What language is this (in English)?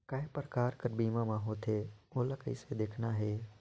Chhattisgarhi